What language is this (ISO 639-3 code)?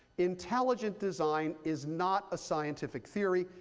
eng